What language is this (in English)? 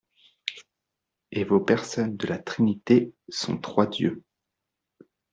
French